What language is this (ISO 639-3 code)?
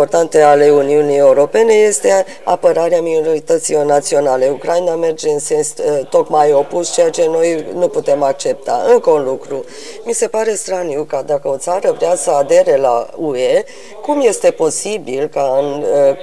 ron